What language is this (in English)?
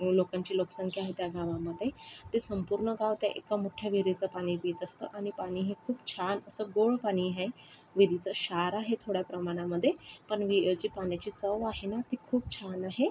Marathi